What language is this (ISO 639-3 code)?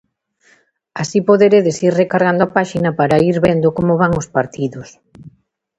glg